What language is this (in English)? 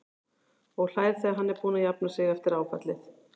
Icelandic